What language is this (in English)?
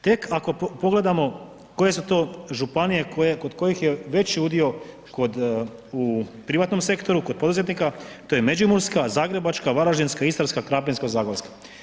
Croatian